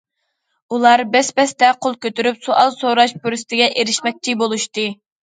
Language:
Uyghur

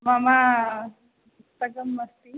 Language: Sanskrit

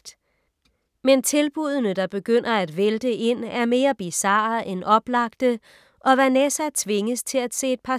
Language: Danish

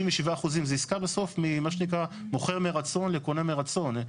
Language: Hebrew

